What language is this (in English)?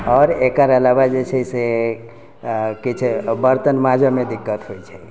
Maithili